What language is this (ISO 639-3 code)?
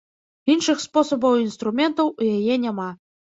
bel